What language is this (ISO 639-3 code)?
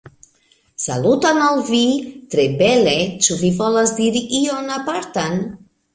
epo